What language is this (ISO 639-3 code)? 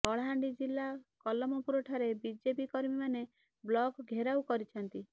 ori